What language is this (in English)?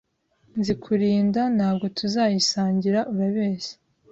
Kinyarwanda